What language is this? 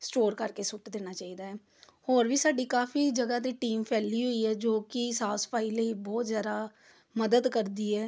Punjabi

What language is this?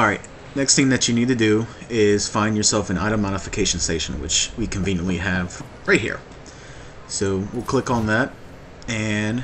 English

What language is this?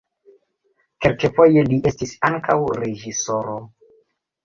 Esperanto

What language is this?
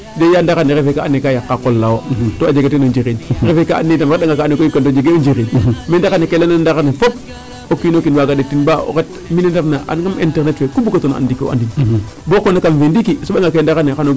Serer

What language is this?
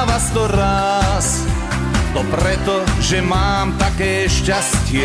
Croatian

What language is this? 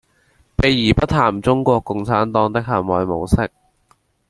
Chinese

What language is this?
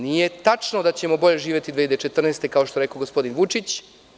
Serbian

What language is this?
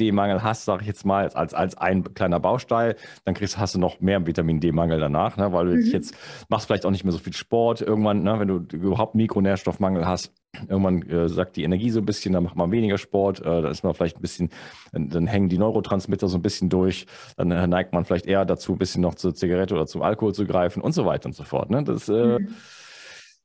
German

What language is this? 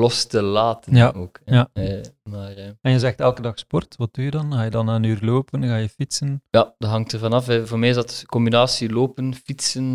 Dutch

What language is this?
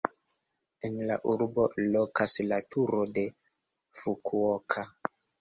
Esperanto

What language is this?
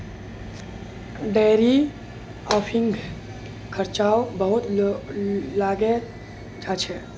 Magahi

